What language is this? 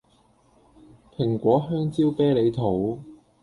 Cantonese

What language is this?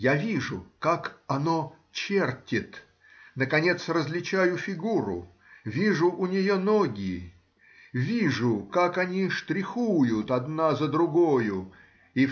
Russian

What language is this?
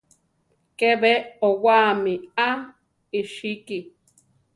Central Tarahumara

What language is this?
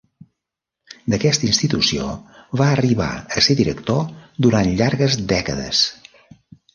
Catalan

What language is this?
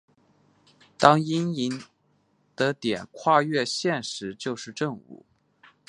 Chinese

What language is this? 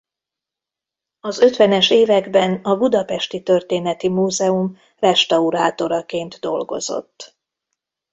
Hungarian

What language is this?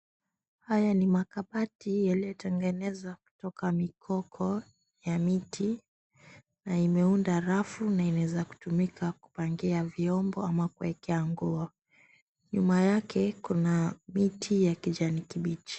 Swahili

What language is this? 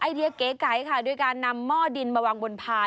Thai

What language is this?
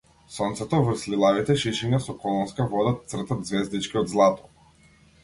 Macedonian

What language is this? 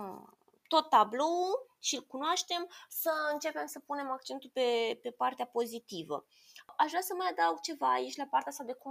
Romanian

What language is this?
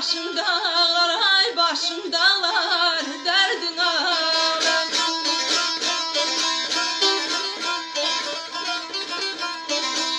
Turkish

